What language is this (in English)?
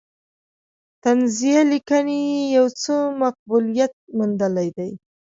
Pashto